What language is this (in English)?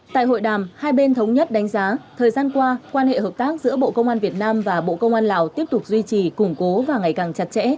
Vietnamese